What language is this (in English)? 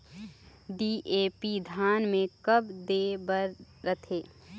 Chhattisgarhi